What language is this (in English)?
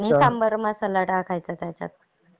Marathi